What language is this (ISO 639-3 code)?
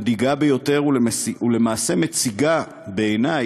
heb